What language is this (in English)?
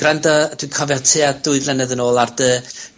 Welsh